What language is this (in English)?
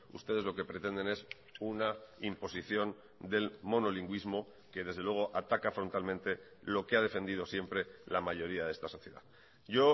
Spanish